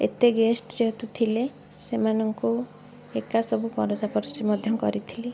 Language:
Odia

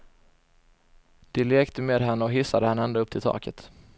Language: Swedish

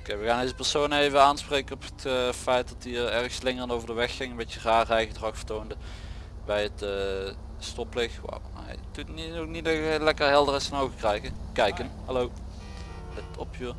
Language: Dutch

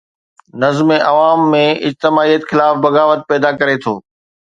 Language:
Sindhi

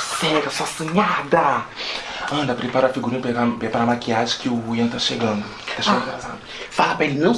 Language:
Portuguese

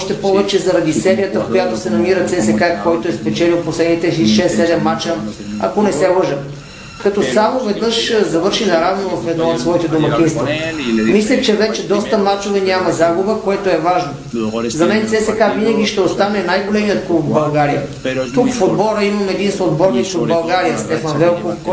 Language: Bulgarian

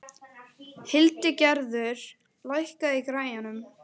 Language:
Icelandic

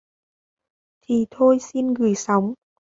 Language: Vietnamese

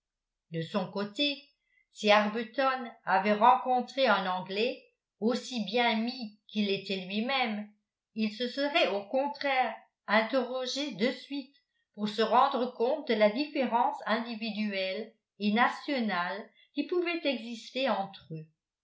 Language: French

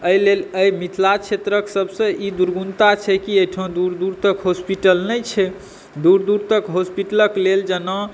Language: Maithili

